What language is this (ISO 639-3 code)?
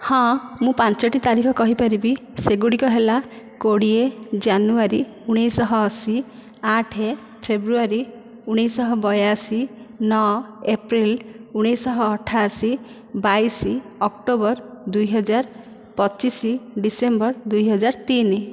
ori